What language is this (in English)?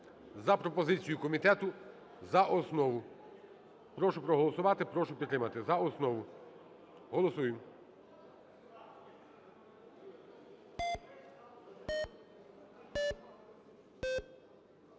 Ukrainian